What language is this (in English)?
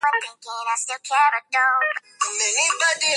Swahili